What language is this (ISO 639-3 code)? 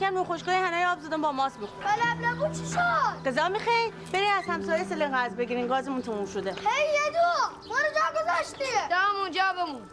fas